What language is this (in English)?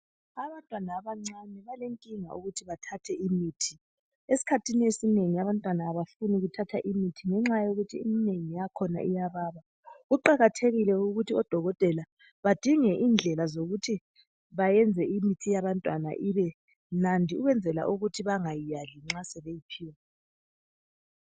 North Ndebele